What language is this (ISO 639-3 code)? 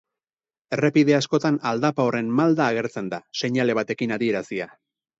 eus